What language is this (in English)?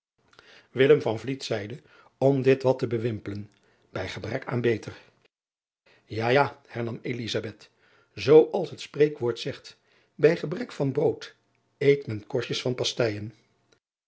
Dutch